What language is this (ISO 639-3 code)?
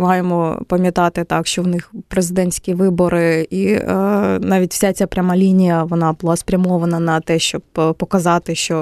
ukr